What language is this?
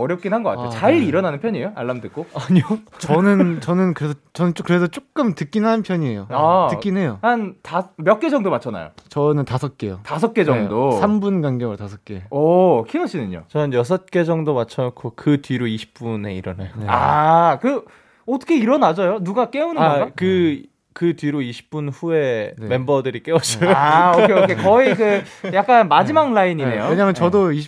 Korean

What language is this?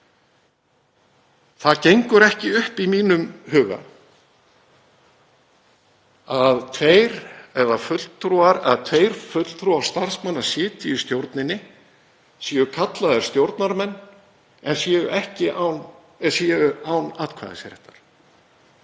Icelandic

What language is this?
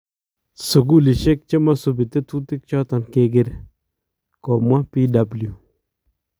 Kalenjin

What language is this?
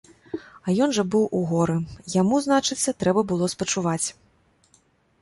Belarusian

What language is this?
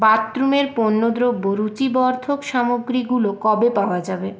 Bangla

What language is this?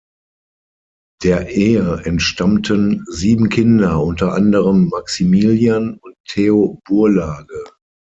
German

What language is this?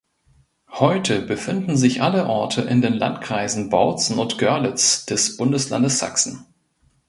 German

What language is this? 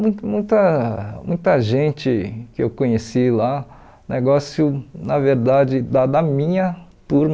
Portuguese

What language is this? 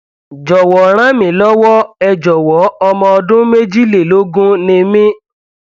Yoruba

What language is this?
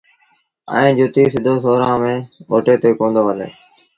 Sindhi Bhil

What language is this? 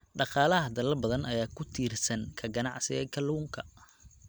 Somali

